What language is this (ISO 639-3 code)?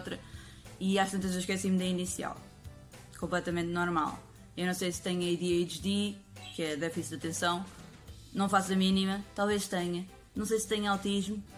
por